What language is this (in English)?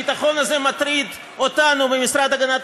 Hebrew